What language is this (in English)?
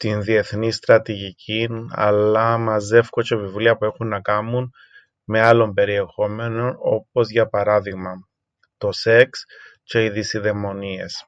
Greek